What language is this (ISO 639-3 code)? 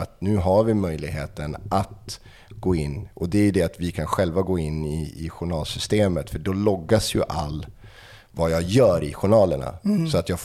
swe